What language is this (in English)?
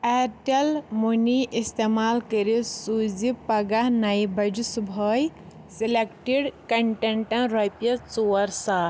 Kashmiri